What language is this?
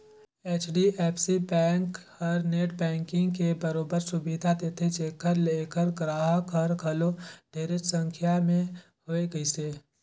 Chhattisgarhi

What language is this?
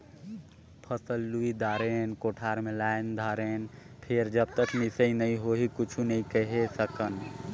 Chhattisgarhi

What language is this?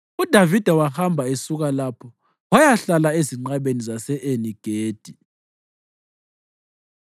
North Ndebele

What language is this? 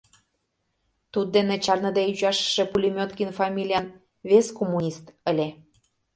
Mari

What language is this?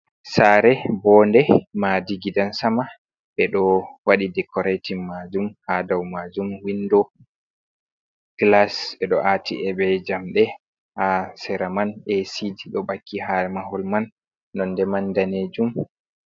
Fula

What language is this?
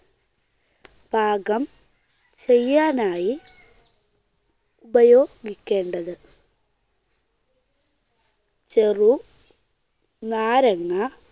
Malayalam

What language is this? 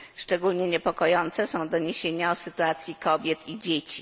Polish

